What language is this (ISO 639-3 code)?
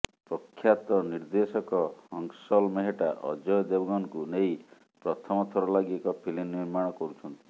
ori